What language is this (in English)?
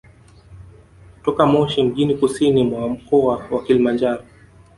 Swahili